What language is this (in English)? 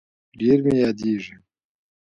Pashto